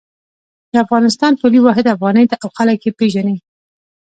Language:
Pashto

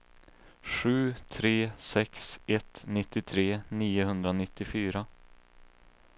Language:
Swedish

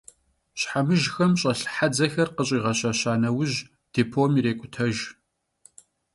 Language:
Kabardian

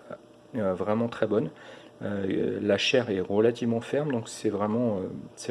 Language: French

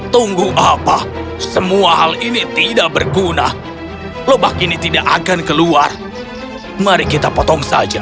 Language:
Indonesian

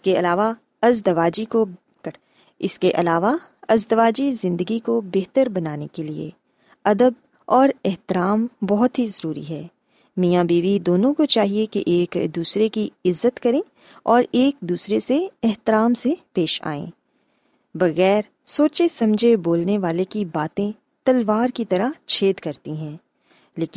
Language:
Urdu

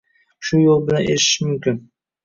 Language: Uzbek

